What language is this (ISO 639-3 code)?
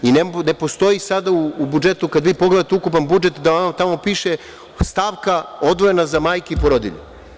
srp